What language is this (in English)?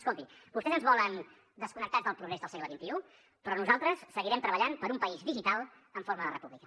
Catalan